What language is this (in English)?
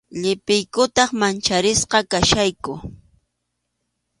Arequipa-La Unión Quechua